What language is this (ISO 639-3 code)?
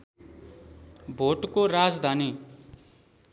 nep